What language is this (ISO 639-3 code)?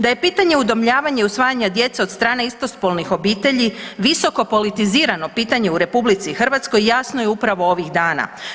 hrv